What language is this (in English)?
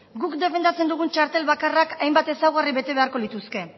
Basque